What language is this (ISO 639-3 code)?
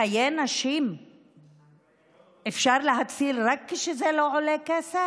heb